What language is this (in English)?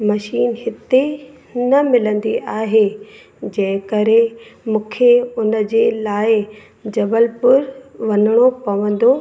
Sindhi